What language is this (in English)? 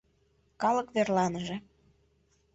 Mari